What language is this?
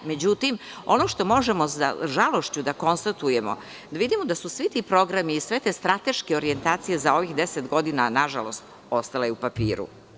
Serbian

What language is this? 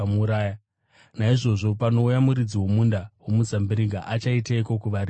Shona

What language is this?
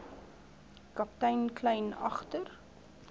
Afrikaans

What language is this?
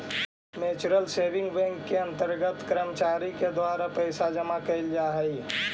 Magahi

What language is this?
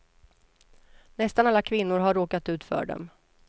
Swedish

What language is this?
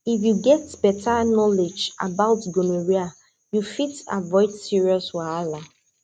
Nigerian Pidgin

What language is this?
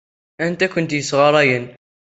Kabyle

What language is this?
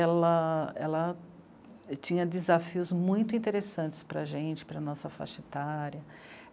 Portuguese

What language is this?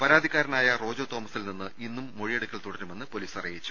Malayalam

